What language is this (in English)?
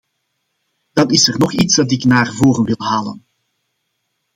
Dutch